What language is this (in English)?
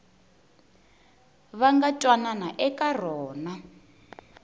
Tsonga